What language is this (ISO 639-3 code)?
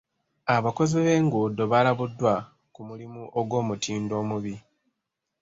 lug